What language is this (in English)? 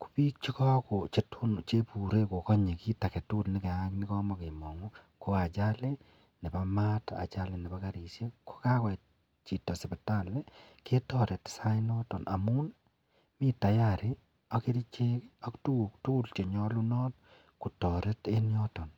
Kalenjin